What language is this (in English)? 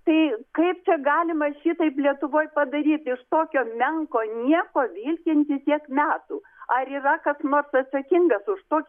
Lithuanian